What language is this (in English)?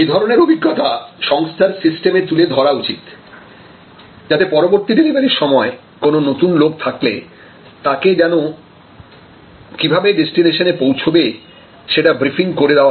Bangla